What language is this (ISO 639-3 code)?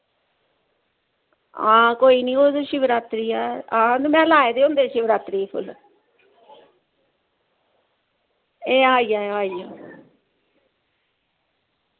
doi